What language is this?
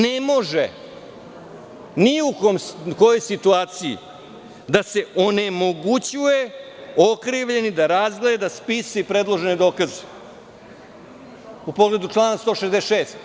Serbian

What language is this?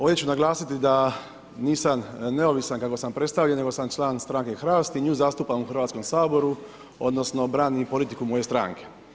Croatian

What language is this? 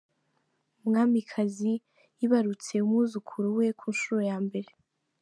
Kinyarwanda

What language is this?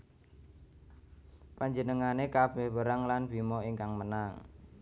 Javanese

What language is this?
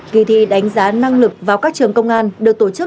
Vietnamese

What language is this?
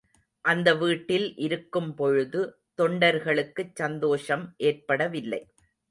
Tamil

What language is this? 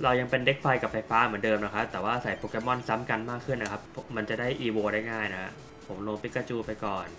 Thai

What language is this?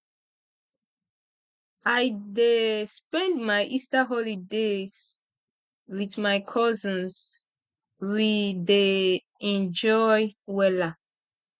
Nigerian Pidgin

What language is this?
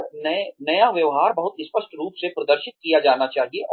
Hindi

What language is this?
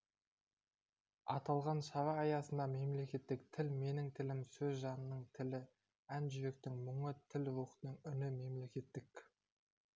Kazakh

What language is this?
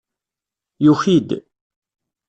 Kabyle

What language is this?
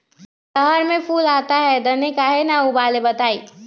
Magahi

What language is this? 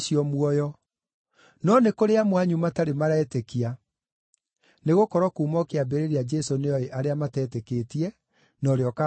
Kikuyu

